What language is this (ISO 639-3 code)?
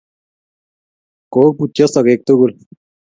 kln